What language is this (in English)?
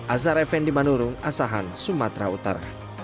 Indonesian